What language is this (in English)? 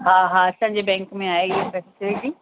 Sindhi